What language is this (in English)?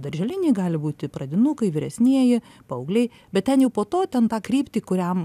Lithuanian